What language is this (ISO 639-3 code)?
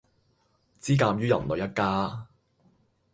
yue